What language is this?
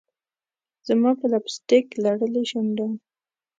Pashto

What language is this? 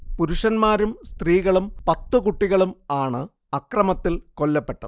Malayalam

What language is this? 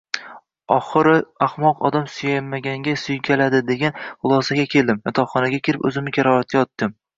Uzbek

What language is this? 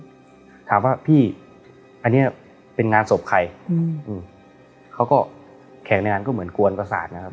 Thai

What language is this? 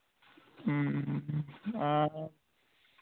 Santali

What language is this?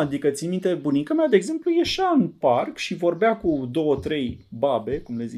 Romanian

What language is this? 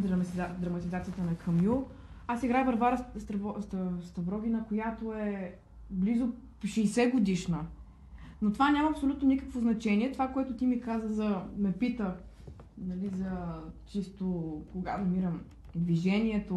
Bulgarian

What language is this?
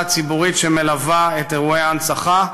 Hebrew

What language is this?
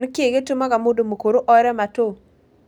Kikuyu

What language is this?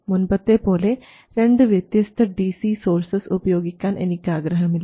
Malayalam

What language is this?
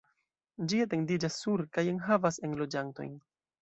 Esperanto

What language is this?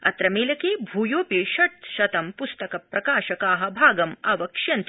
Sanskrit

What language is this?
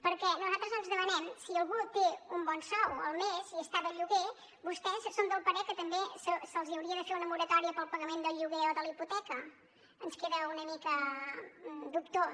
Catalan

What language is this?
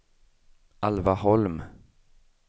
Swedish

